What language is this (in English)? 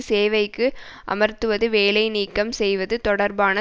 Tamil